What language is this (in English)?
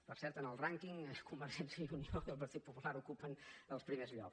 Catalan